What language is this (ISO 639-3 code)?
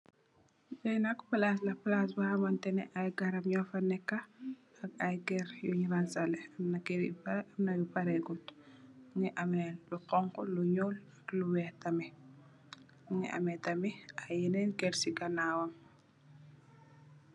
wol